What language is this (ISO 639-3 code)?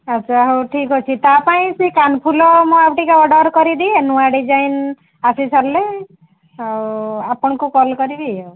ori